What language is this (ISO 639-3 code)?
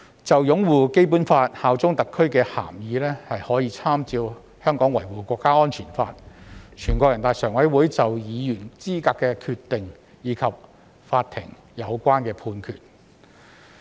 yue